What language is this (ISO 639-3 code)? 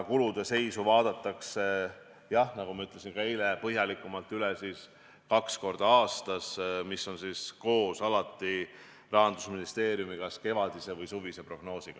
est